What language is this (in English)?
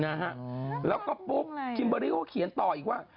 Thai